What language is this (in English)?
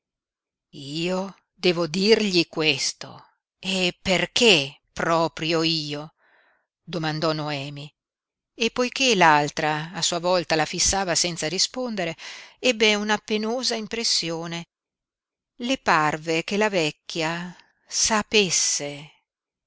Italian